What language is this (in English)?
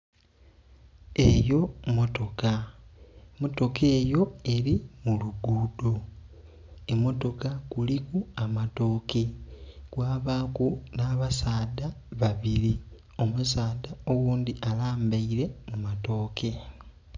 Soga